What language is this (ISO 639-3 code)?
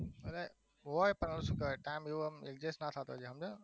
guj